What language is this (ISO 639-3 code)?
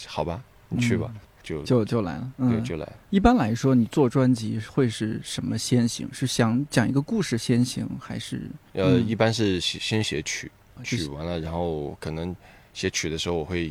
zho